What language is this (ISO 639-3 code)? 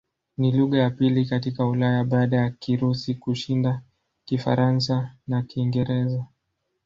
swa